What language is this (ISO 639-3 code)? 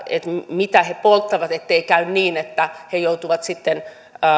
fin